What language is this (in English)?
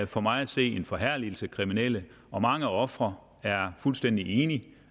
Danish